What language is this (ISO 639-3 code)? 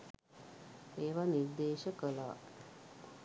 sin